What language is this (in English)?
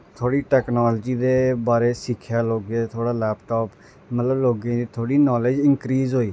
Dogri